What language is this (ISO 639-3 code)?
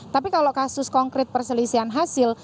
ind